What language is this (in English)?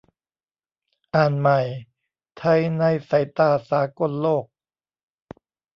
Thai